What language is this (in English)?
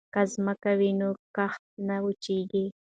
Pashto